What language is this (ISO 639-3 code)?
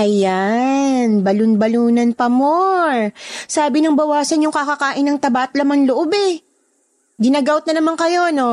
fil